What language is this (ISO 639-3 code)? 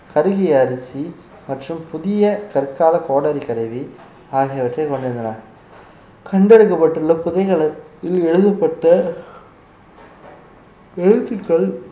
tam